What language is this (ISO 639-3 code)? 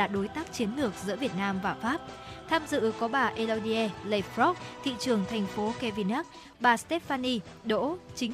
vie